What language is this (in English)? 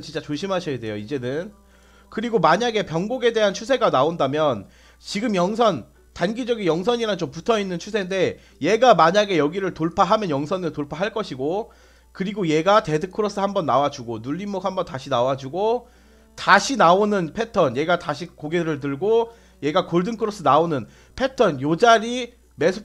Korean